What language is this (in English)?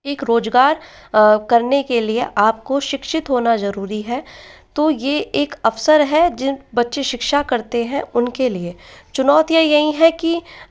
Hindi